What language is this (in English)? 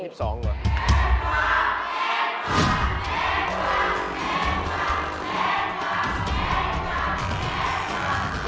Thai